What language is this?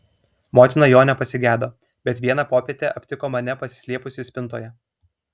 Lithuanian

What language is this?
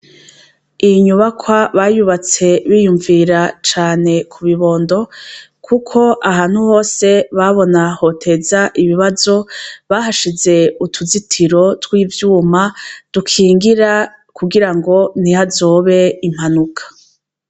Rundi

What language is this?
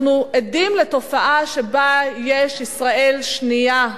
Hebrew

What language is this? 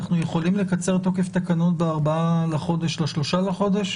Hebrew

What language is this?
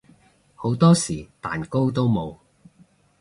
Cantonese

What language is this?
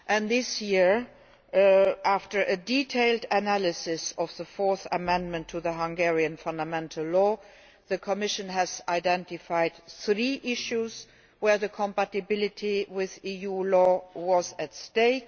English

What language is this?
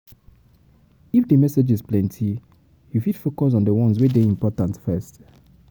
Nigerian Pidgin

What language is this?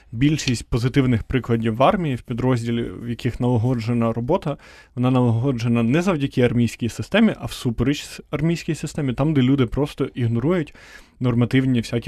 Ukrainian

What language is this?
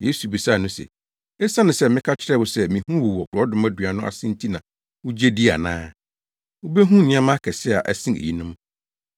Akan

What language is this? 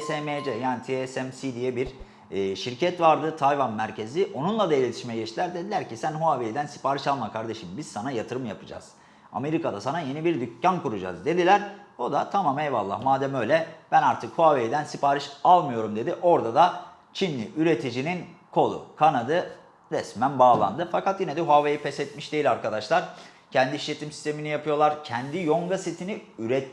Turkish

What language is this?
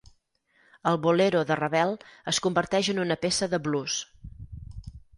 Catalan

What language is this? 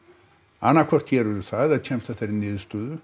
Icelandic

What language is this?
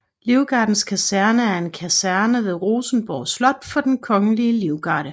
Danish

